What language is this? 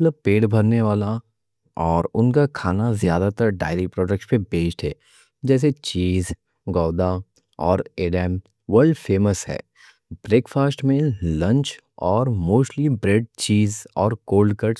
Deccan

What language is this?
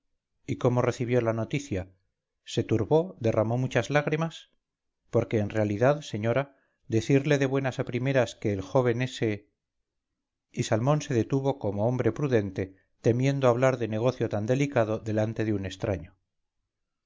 Spanish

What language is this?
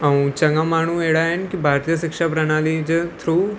Sindhi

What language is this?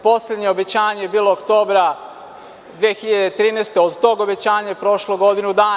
Serbian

